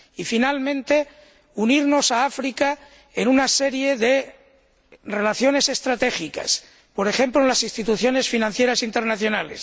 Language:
Spanish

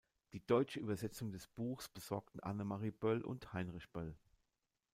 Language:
German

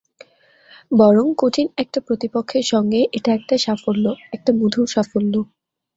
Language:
Bangla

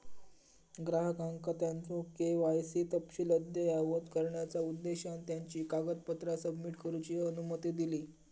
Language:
Marathi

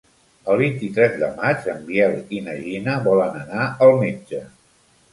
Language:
Catalan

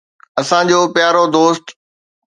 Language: Sindhi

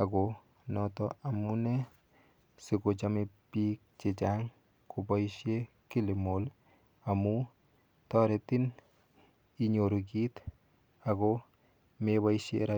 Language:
Kalenjin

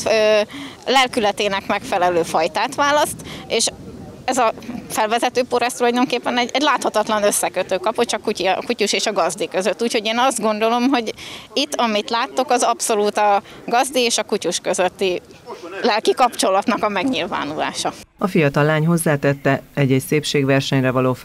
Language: Hungarian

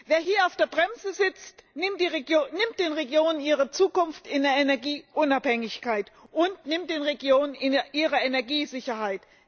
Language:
German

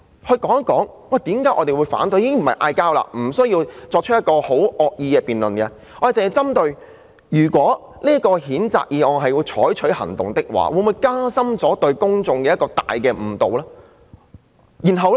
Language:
Cantonese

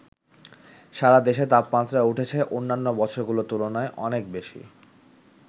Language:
Bangla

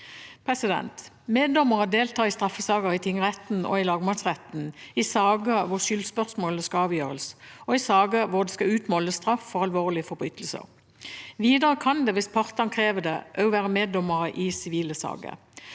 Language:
Norwegian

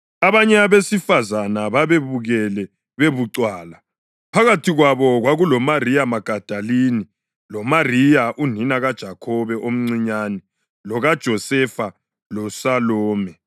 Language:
North Ndebele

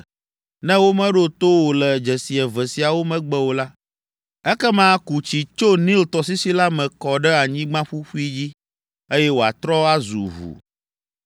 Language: Ewe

